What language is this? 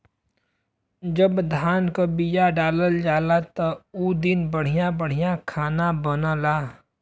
Bhojpuri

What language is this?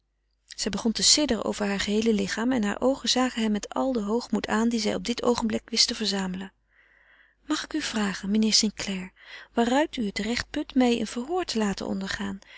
Dutch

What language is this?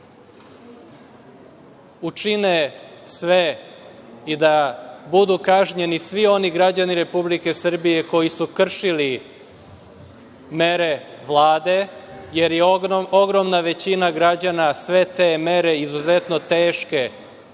Serbian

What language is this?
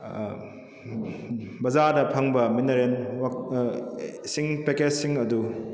Manipuri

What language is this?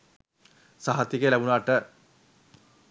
Sinhala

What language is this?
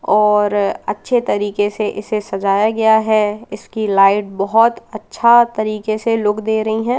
Hindi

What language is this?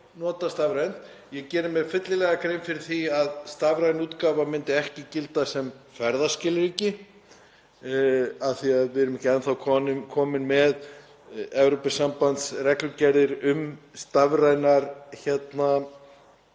Icelandic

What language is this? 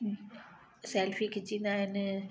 Sindhi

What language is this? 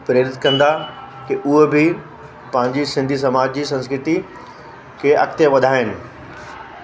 Sindhi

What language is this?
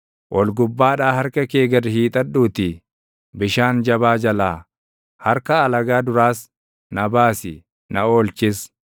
Oromo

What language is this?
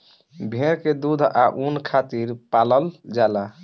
Bhojpuri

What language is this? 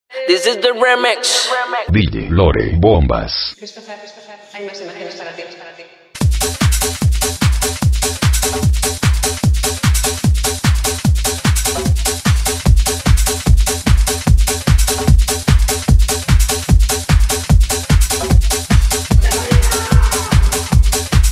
French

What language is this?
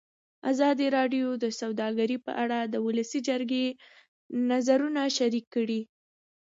Pashto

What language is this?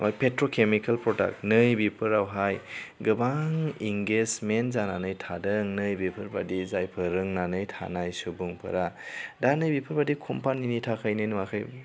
Bodo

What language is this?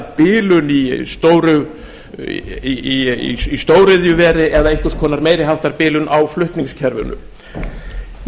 Icelandic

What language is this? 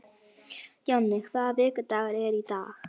Icelandic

